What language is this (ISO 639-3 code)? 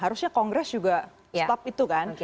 ind